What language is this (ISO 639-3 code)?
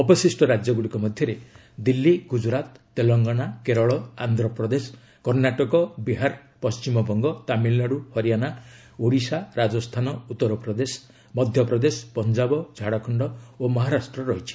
ori